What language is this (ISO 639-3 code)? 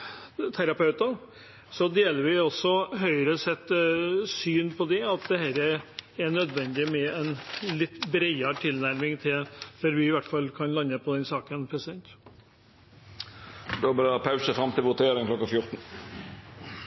nor